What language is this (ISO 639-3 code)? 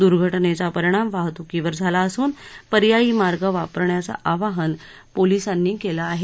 mar